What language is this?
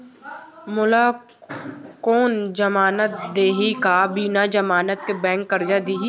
Chhattisgarhi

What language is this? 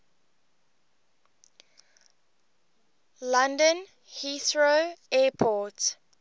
English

